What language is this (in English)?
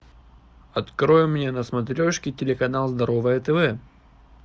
Russian